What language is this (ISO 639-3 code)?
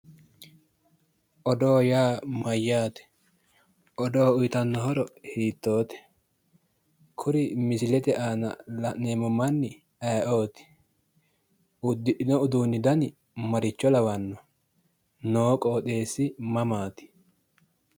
sid